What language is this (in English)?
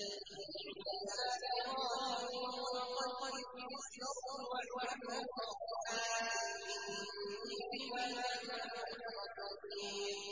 Arabic